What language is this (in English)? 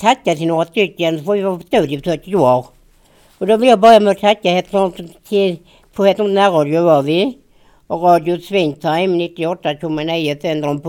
Swedish